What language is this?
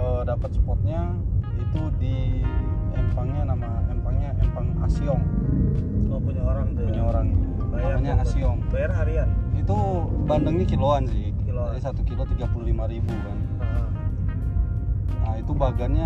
Indonesian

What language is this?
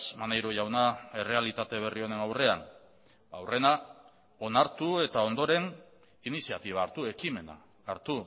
Basque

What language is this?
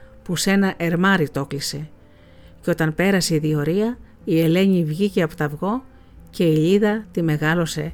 Greek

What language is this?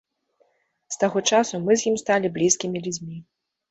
Belarusian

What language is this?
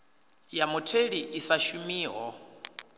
Venda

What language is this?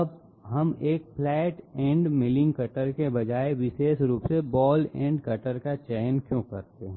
Hindi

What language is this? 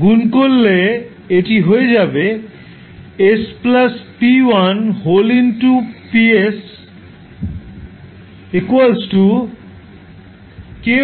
Bangla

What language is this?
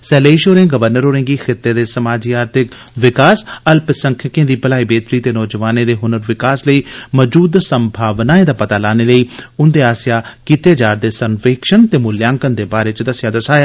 Dogri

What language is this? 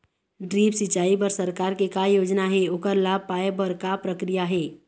Chhattisgarhi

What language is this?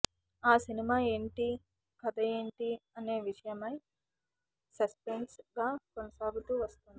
Telugu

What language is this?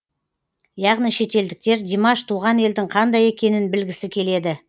Kazakh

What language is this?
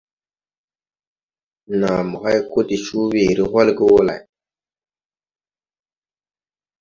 Tupuri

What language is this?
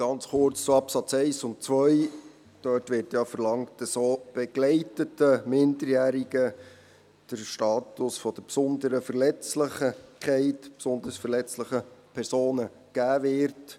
Swiss German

